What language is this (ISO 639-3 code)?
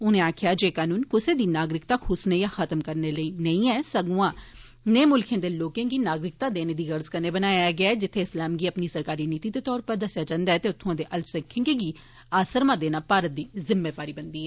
doi